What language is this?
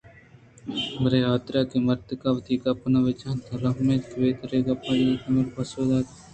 Eastern Balochi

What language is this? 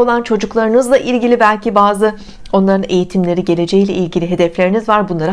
Turkish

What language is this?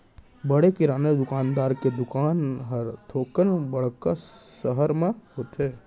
Chhattisgarhi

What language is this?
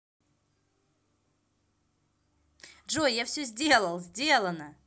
Russian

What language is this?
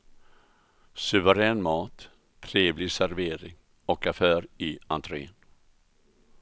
Swedish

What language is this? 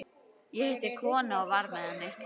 Icelandic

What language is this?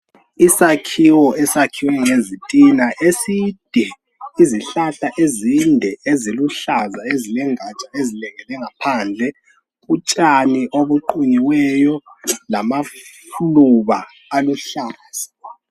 North Ndebele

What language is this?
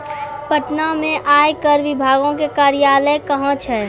Maithili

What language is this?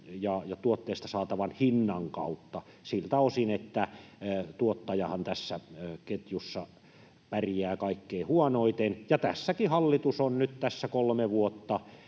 Finnish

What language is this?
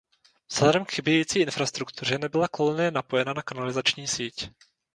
Czech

